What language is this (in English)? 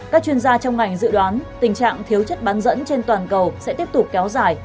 Vietnamese